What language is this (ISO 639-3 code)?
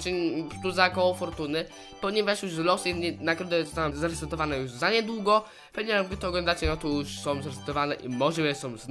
pol